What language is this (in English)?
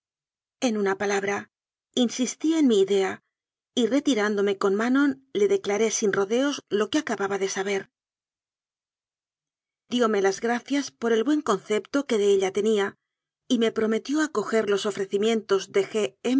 Spanish